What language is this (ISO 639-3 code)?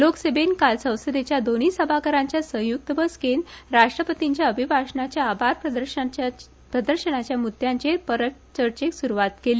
kok